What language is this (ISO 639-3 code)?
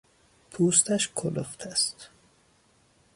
fas